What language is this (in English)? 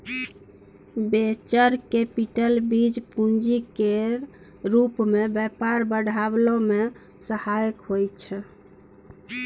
Maithili